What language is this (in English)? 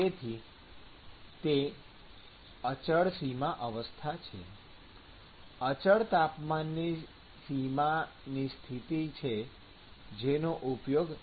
Gujarati